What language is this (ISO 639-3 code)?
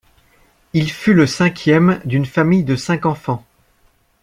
fra